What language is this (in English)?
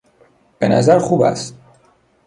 Persian